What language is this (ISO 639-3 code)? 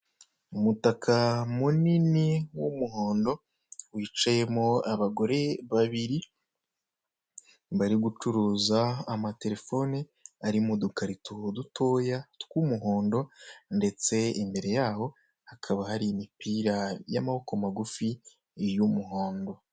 kin